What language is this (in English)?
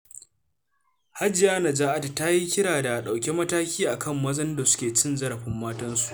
Hausa